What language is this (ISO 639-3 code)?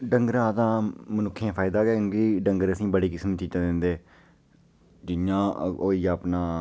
doi